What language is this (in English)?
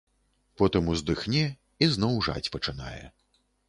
Belarusian